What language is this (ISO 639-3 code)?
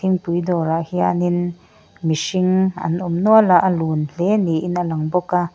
lus